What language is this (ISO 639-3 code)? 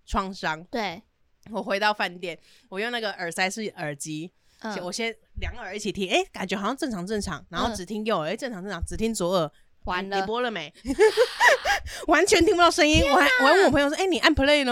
zho